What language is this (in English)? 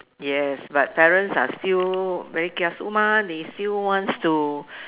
English